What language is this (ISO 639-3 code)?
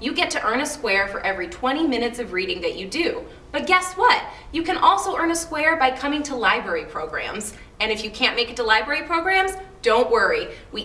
eng